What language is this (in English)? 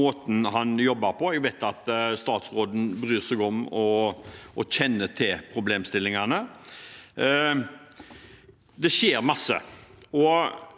Norwegian